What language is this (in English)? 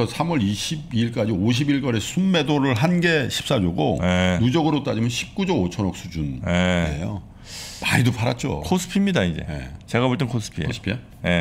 Korean